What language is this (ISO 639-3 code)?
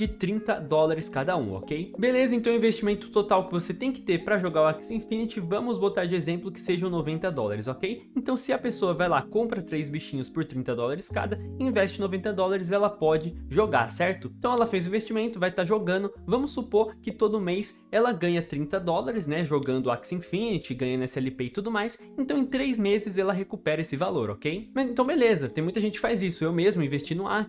por